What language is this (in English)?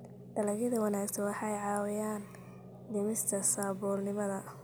Somali